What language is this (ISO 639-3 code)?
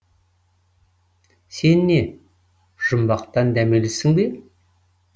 kaz